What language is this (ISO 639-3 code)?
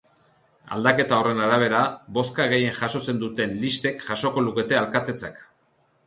eus